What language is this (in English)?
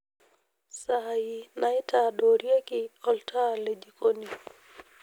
Masai